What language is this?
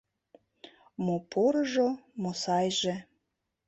Mari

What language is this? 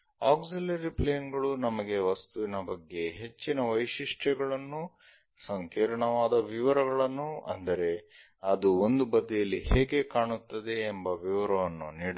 Kannada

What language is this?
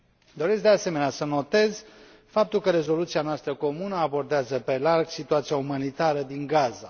Romanian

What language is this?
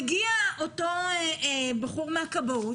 Hebrew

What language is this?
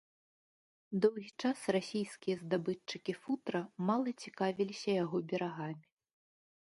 Belarusian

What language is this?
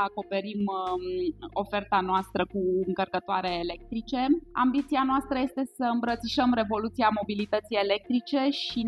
Romanian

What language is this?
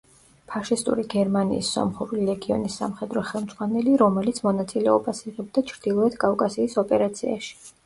Georgian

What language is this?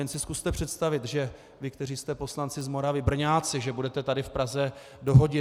Czech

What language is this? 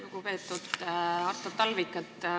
Estonian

